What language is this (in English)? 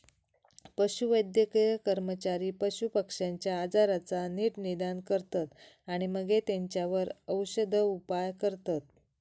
Marathi